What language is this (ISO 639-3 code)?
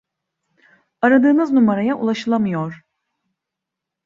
tur